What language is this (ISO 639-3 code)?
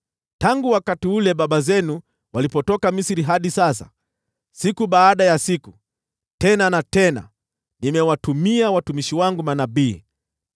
swa